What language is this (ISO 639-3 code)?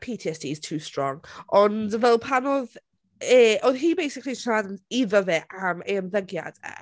cym